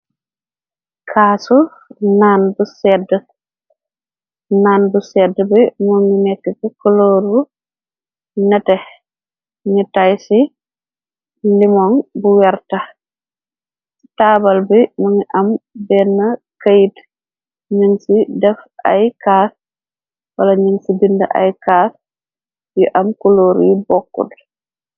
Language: Wolof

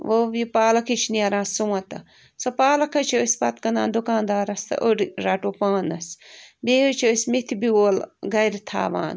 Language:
Kashmiri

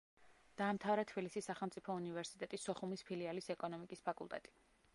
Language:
Georgian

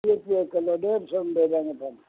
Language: Punjabi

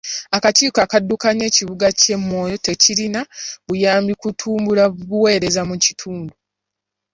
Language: Ganda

